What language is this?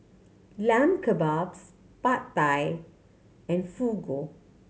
English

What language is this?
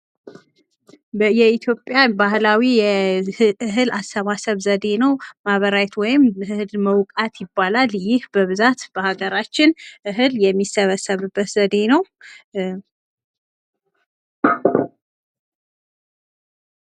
Amharic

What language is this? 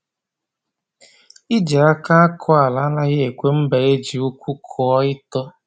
Igbo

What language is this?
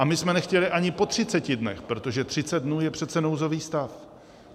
Czech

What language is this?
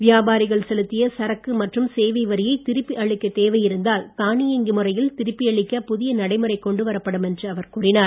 Tamil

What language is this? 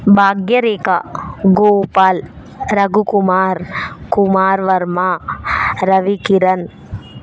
Telugu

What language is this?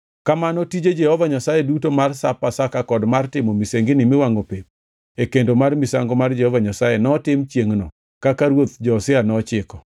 Luo (Kenya and Tanzania)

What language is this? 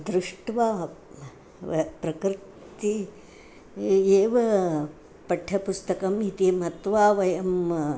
Sanskrit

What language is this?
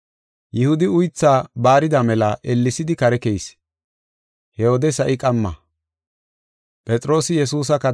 Gofa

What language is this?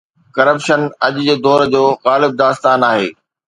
Sindhi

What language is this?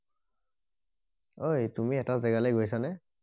Assamese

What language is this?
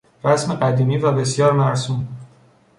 Persian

